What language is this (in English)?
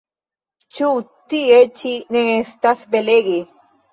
Esperanto